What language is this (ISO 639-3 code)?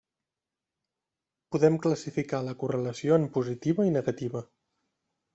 cat